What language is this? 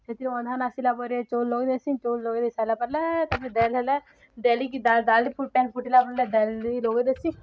Odia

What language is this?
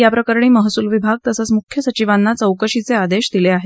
Marathi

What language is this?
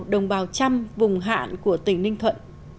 Vietnamese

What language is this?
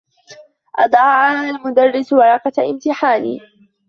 Arabic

